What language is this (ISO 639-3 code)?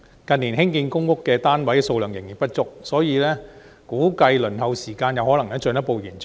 yue